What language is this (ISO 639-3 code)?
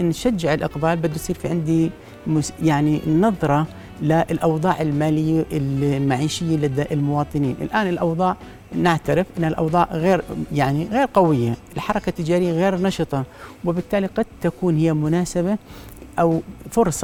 ara